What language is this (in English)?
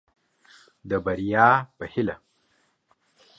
Pashto